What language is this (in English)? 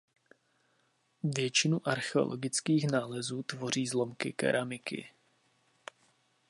Czech